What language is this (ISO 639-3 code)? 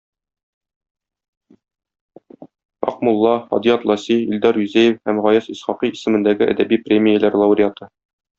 tat